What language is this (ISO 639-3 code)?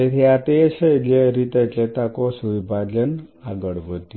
guj